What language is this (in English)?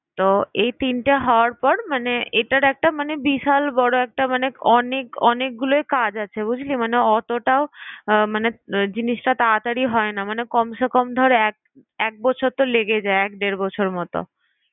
Bangla